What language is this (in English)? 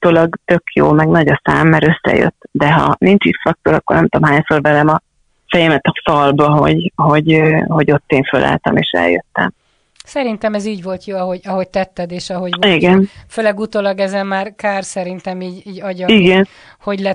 Hungarian